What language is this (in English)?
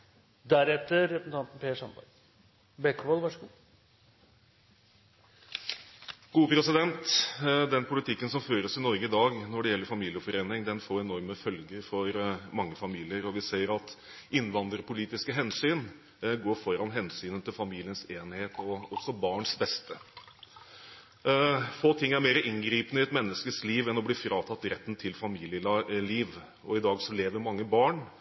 Norwegian Bokmål